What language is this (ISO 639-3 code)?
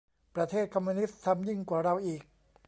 tha